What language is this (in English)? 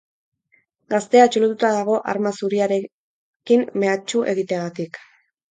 Basque